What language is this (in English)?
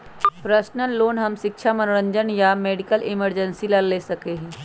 Magahi